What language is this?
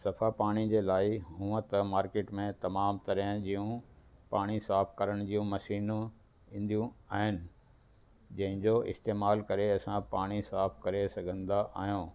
Sindhi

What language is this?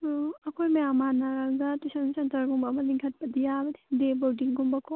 Manipuri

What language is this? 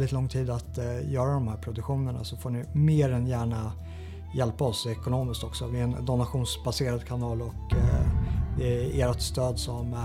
Swedish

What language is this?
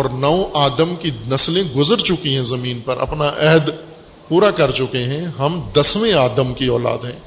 Urdu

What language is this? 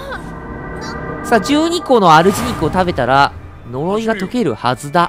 Japanese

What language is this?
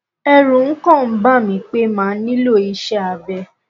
Yoruba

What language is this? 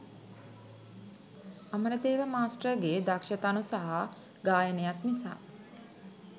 Sinhala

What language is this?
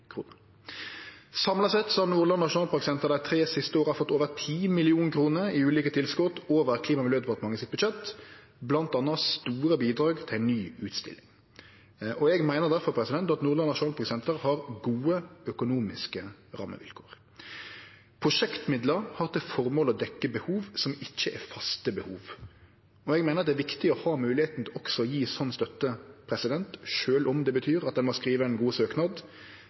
Norwegian Nynorsk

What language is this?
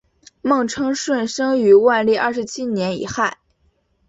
Chinese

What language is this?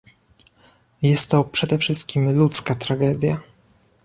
Polish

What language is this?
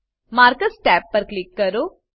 Gujarati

